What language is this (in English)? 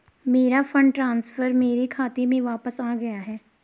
Hindi